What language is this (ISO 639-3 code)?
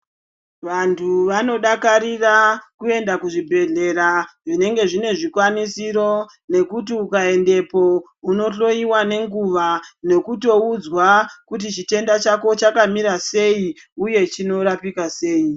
ndc